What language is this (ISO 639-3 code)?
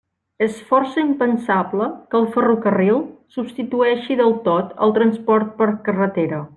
cat